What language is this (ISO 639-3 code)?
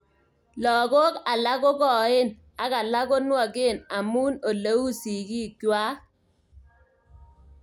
kln